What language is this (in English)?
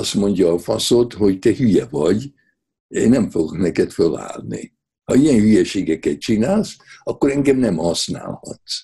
Hungarian